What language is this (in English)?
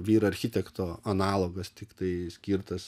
Lithuanian